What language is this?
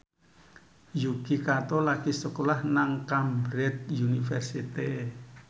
Javanese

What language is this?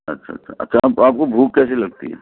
Urdu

